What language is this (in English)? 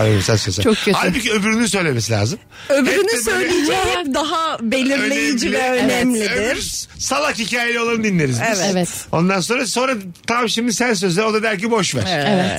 Turkish